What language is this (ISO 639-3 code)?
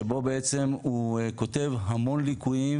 heb